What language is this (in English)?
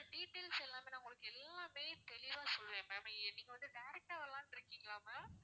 Tamil